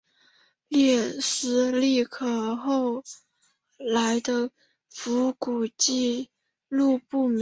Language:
Chinese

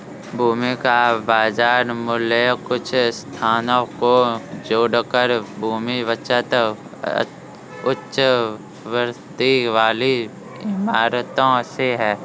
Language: Hindi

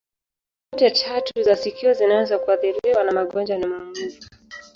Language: Swahili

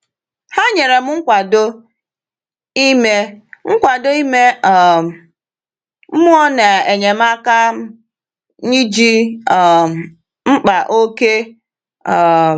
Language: Igbo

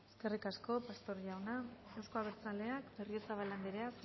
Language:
Basque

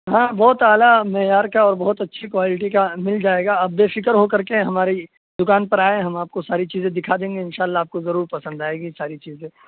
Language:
Urdu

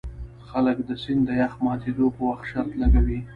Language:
Pashto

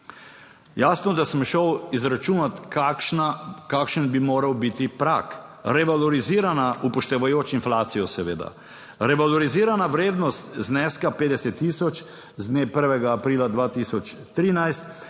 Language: Slovenian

